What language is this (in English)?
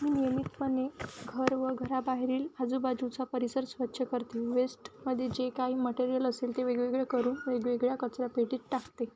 Marathi